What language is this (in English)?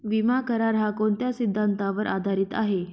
Marathi